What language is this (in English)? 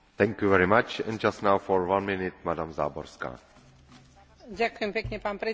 Slovak